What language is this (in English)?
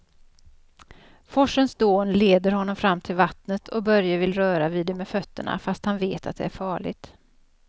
Swedish